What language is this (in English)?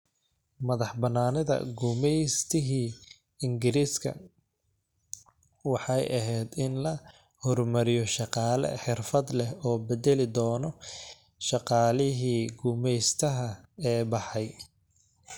Somali